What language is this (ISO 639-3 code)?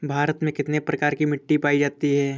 hin